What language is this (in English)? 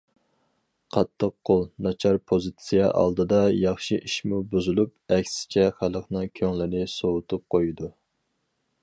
Uyghur